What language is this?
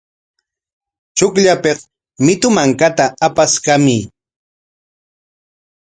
Corongo Ancash Quechua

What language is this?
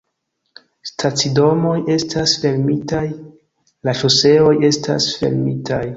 Esperanto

